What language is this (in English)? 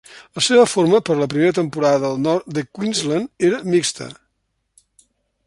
Catalan